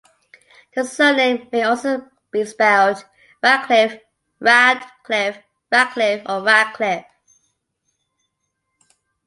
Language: English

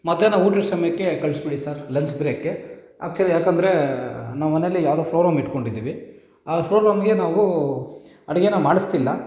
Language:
Kannada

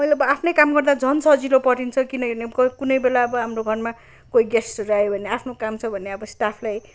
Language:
Nepali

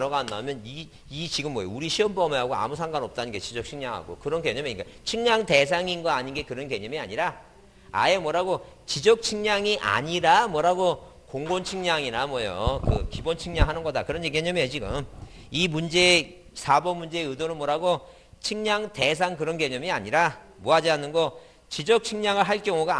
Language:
Korean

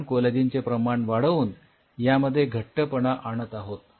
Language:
Marathi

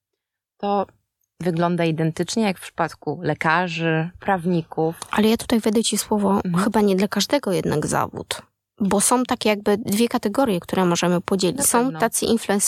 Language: Polish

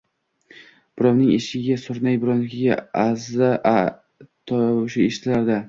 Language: Uzbek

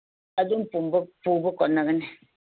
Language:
Manipuri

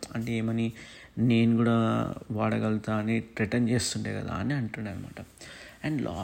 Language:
Telugu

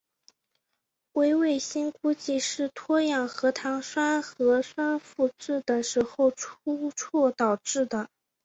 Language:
Chinese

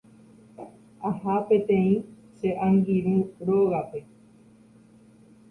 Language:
Guarani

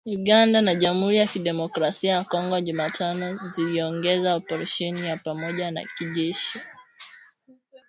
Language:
Swahili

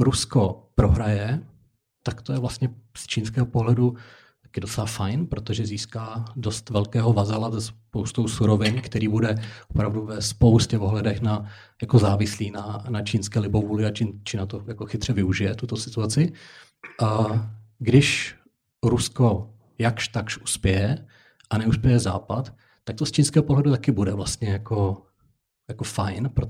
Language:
Czech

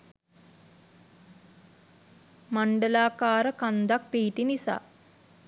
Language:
Sinhala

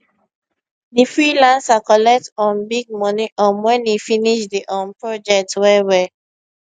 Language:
Nigerian Pidgin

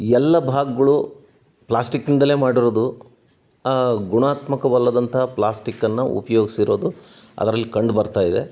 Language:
Kannada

